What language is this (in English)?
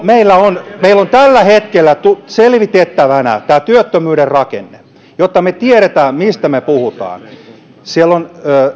Finnish